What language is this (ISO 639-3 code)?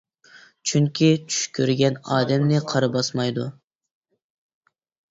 uig